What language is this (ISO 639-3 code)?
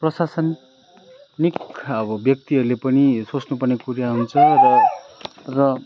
nep